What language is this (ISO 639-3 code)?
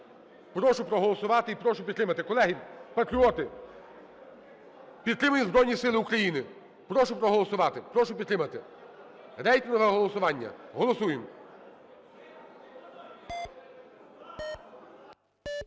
ukr